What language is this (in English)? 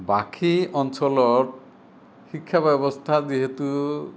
Assamese